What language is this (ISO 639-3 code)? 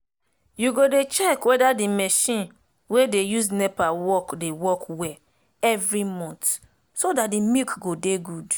pcm